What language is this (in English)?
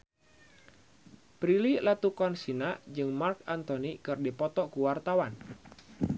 Sundanese